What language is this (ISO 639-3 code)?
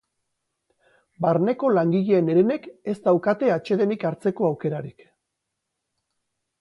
eus